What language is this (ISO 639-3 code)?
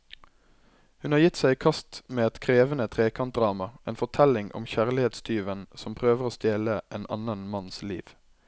nor